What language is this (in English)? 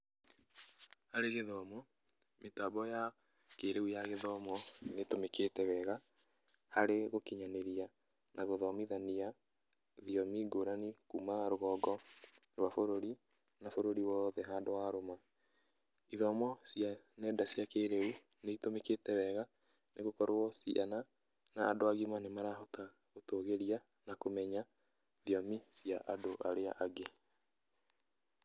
Kikuyu